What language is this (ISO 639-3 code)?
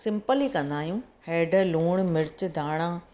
snd